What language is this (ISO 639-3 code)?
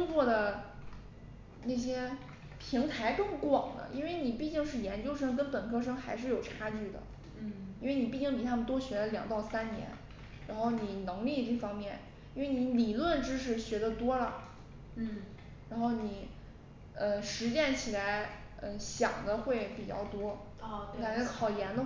zho